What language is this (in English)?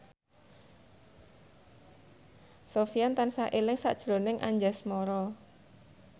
Javanese